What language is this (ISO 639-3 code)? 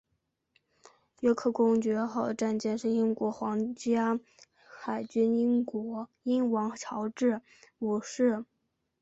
zho